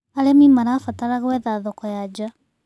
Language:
Kikuyu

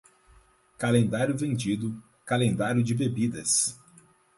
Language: Portuguese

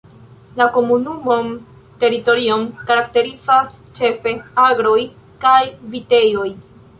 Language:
Esperanto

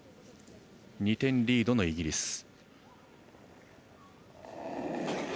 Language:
Japanese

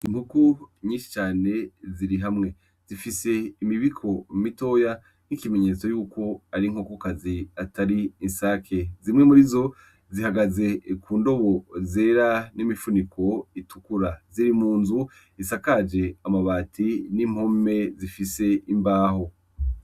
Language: Rundi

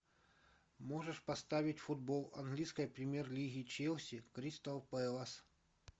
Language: Russian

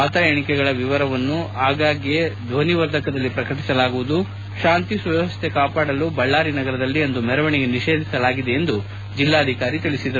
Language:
Kannada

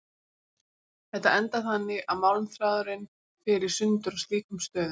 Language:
Icelandic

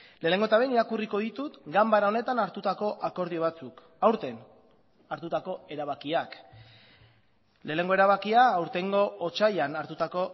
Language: Basque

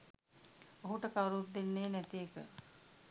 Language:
Sinhala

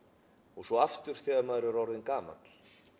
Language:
Icelandic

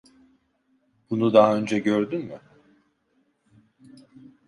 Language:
Turkish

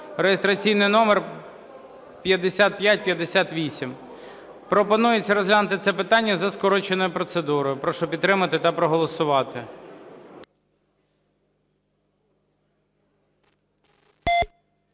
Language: Ukrainian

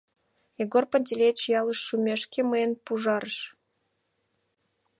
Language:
Mari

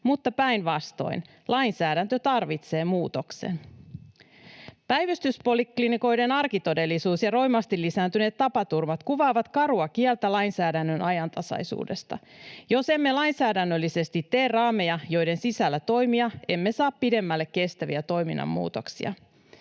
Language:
Finnish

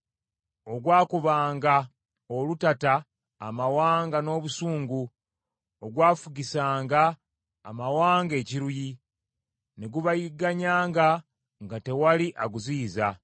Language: Ganda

